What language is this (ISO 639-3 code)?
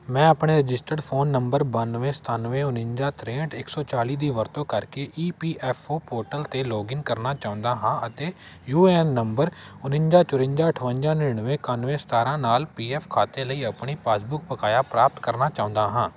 pan